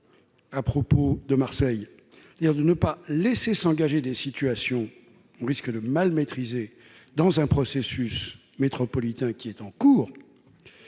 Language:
French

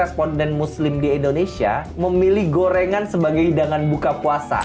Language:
Indonesian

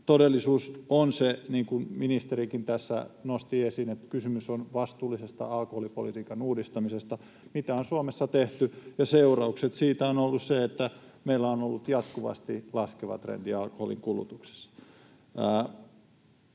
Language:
Finnish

